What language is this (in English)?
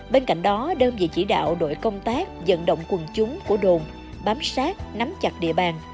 Vietnamese